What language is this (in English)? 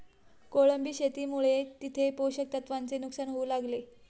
Marathi